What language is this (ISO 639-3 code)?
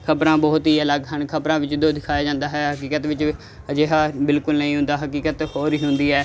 pan